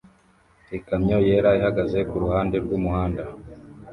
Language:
Kinyarwanda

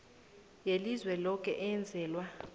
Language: South Ndebele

